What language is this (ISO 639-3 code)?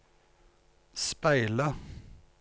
nor